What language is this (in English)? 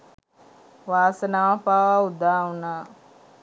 Sinhala